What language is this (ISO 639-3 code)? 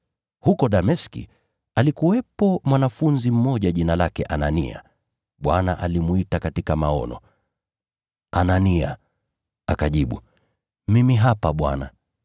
swa